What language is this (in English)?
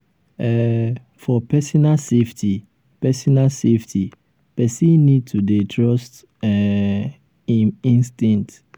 Nigerian Pidgin